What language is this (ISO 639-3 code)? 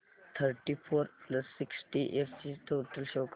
mar